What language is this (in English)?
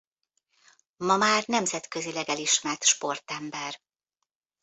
Hungarian